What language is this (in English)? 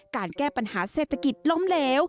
Thai